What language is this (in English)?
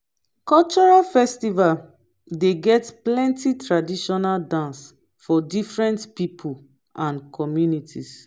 Nigerian Pidgin